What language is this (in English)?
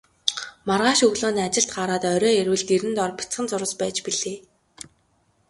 Mongolian